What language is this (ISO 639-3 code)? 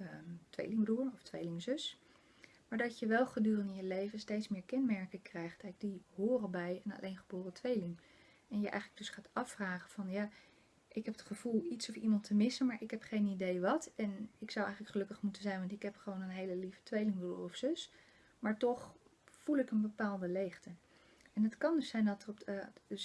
nld